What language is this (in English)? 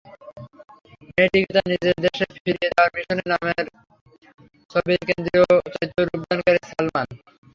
Bangla